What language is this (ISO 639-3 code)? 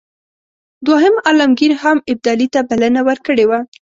pus